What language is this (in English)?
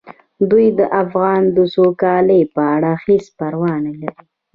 Pashto